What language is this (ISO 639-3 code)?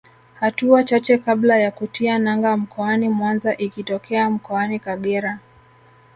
swa